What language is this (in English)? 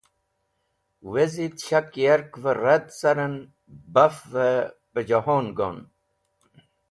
Wakhi